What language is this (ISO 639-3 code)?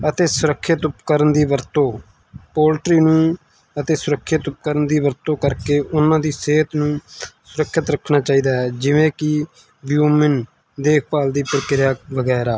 pan